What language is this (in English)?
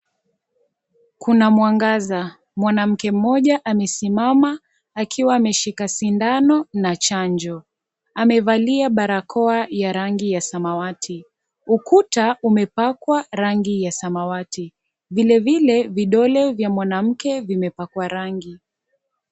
Swahili